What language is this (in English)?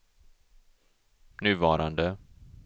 Swedish